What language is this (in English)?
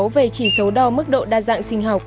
Vietnamese